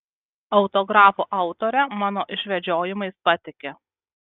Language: Lithuanian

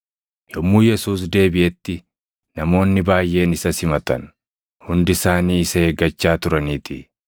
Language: Oromo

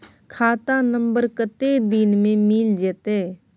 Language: Maithili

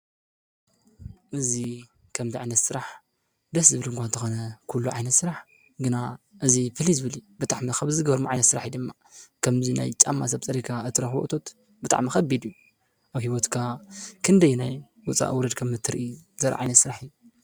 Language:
Tigrinya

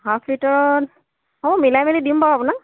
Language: Assamese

